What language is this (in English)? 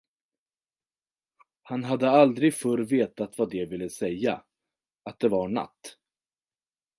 Swedish